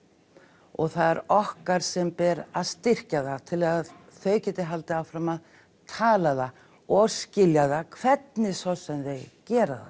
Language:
Icelandic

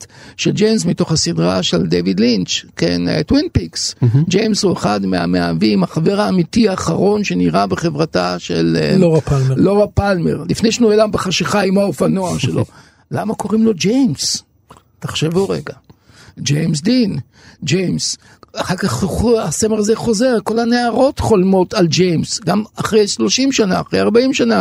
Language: Hebrew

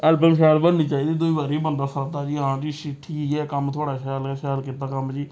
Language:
Dogri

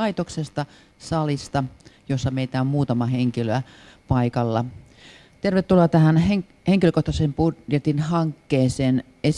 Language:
Finnish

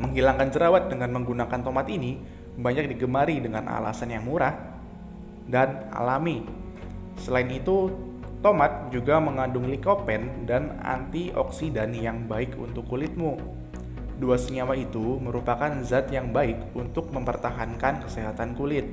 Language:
Indonesian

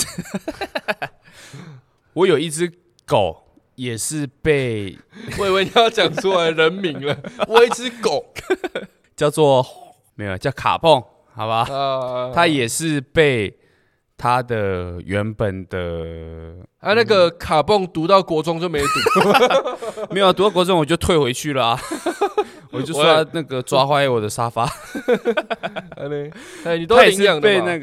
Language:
Chinese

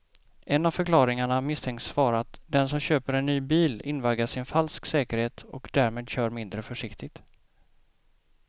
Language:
Swedish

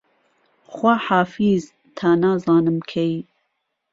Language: Central Kurdish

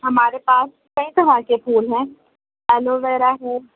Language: Urdu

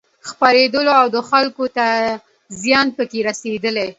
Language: Pashto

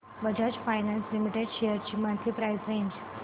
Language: Marathi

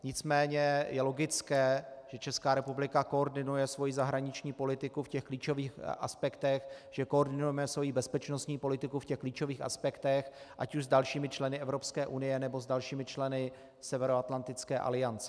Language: Czech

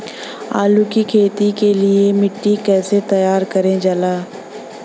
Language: Bhojpuri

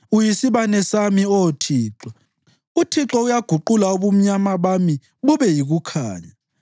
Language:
North Ndebele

